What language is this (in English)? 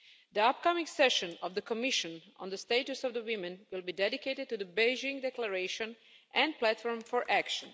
English